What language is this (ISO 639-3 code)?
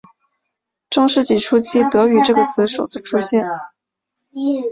zho